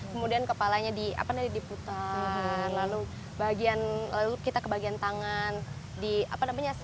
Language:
Indonesian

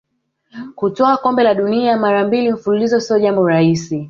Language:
Swahili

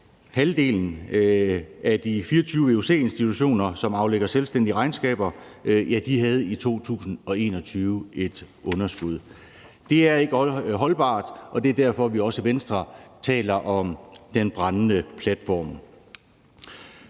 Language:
Danish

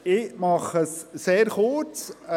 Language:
Swiss German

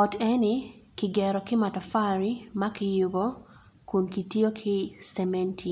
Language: Acoli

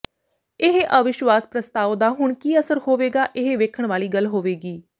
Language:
Punjabi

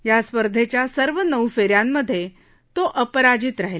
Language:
Marathi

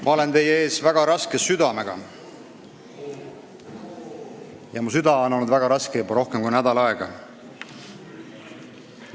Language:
Estonian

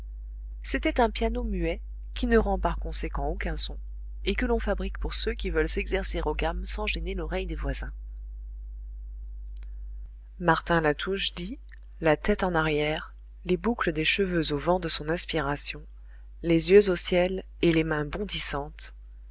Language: French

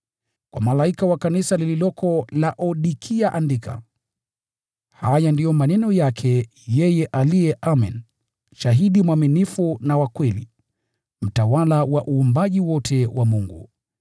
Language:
Swahili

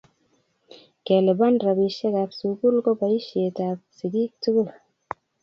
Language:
Kalenjin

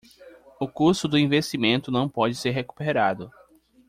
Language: Portuguese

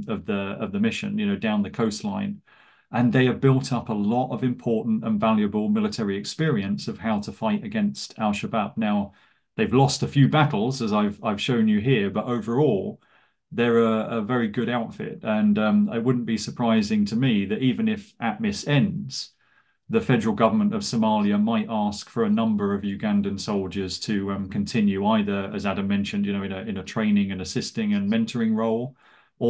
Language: English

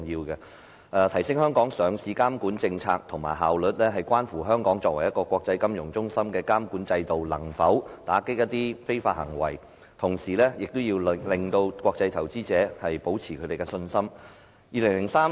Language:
Cantonese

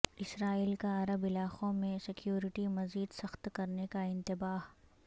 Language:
Urdu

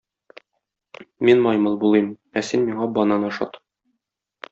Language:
Tatar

